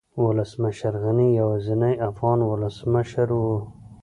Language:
Pashto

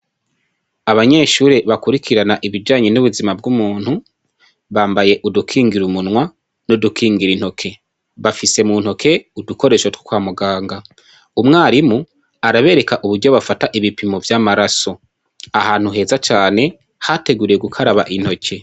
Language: Rundi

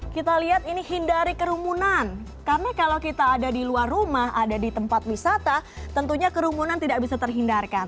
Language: Indonesian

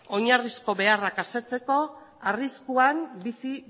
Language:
Basque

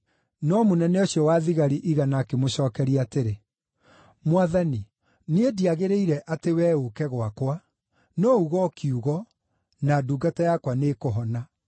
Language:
Kikuyu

